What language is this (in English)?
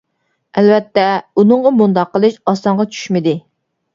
Uyghur